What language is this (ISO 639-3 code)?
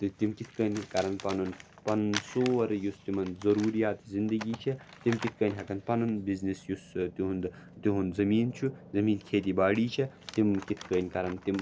kas